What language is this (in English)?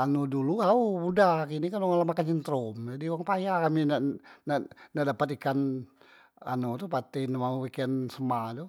Musi